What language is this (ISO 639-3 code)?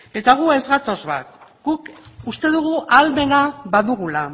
eus